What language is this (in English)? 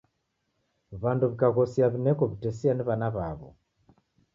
Taita